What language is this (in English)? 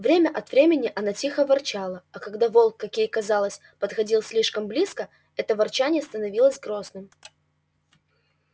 Russian